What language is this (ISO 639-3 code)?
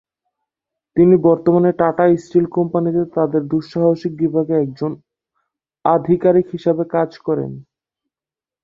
ben